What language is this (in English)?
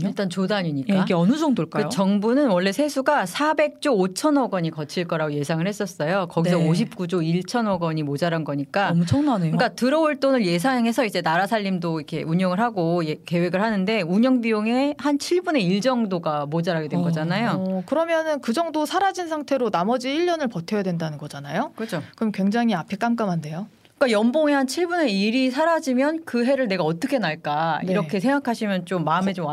Korean